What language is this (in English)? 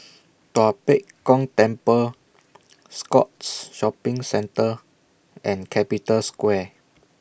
English